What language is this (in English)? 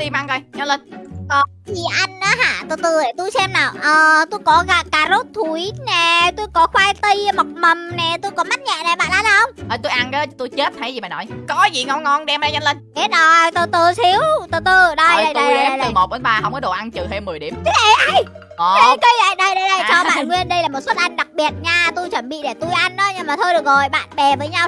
Vietnamese